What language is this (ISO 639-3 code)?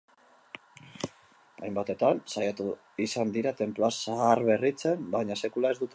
eus